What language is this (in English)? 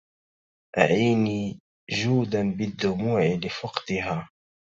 Arabic